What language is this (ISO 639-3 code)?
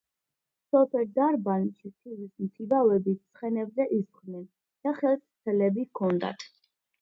kat